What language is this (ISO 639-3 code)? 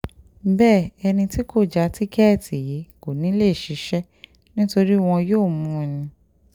yor